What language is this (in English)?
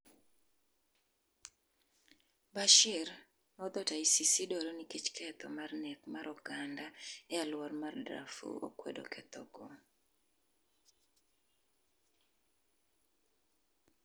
Luo (Kenya and Tanzania)